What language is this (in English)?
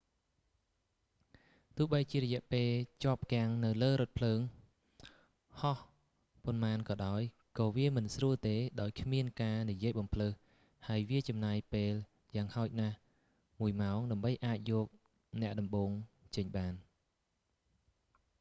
Khmer